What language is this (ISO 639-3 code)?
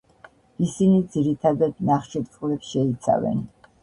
kat